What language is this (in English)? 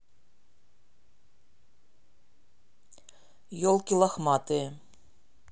Russian